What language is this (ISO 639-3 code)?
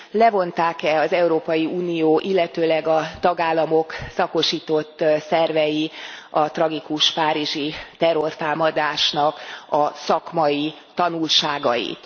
hun